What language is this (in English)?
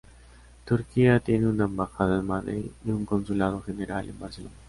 Spanish